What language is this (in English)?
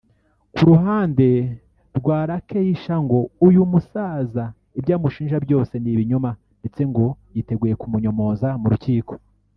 Kinyarwanda